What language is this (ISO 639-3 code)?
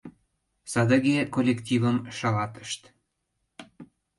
chm